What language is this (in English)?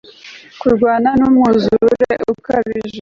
Kinyarwanda